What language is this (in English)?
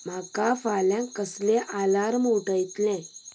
Konkani